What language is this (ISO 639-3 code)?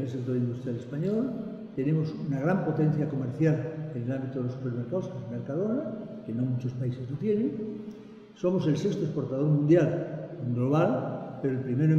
spa